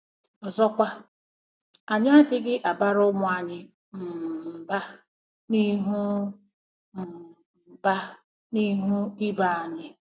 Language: Igbo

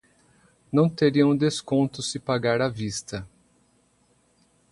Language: Portuguese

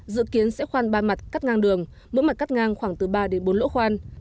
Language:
Vietnamese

